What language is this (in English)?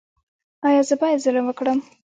Pashto